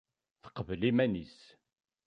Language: Kabyle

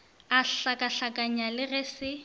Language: Northern Sotho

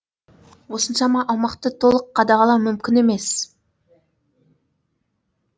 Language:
Kazakh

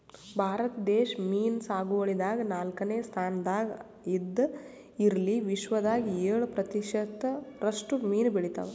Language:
Kannada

